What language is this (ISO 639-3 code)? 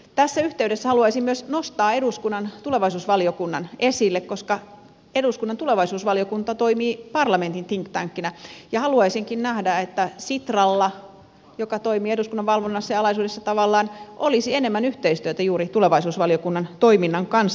fin